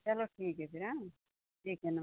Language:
Hindi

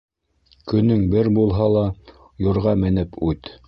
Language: Bashkir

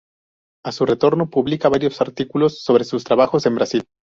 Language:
Spanish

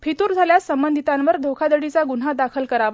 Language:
Marathi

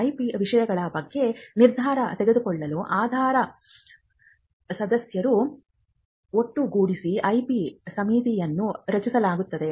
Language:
Kannada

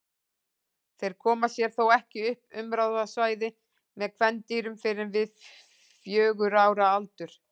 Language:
Icelandic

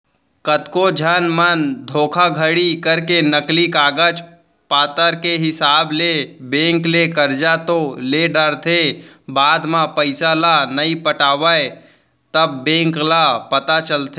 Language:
Chhattisgarhi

